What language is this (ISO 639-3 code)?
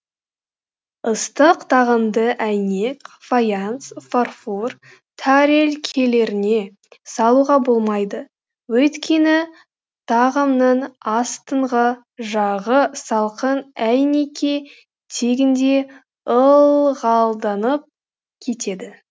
kaz